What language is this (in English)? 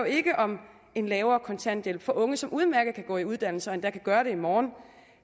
Danish